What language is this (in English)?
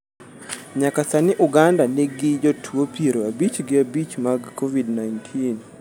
Luo (Kenya and Tanzania)